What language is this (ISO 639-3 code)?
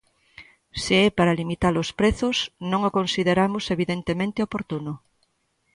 glg